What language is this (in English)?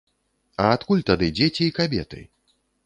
Belarusian